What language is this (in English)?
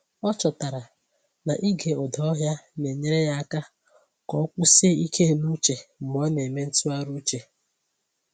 Igbo